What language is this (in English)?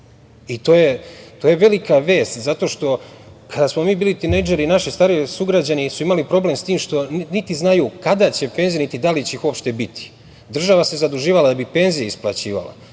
Serbian